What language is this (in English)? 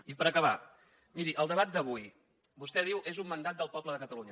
Catalan